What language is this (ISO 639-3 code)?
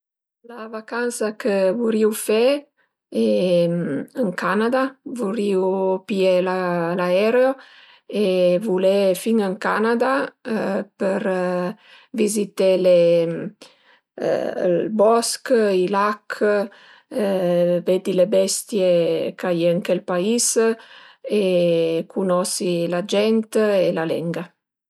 pms